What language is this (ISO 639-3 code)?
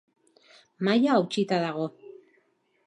eus